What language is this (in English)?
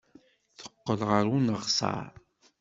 Kabyle